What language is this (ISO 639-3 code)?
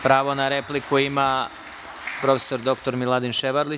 srp